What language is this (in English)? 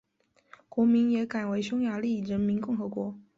Chinese